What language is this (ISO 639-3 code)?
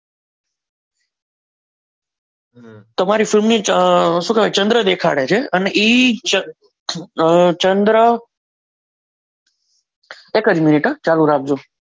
guj